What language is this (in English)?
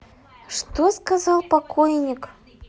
Russian